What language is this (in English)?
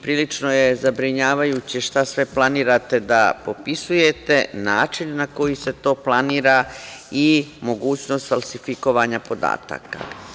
Serbian